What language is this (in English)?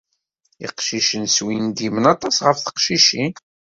Kabyle